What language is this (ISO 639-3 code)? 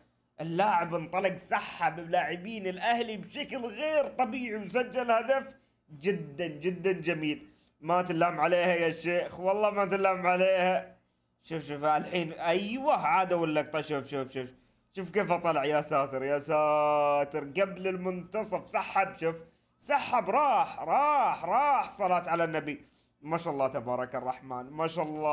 ara